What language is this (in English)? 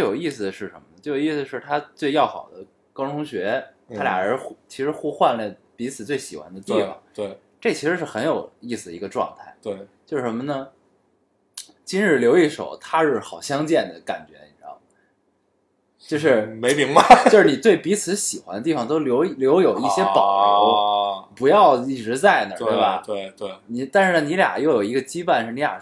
Chinese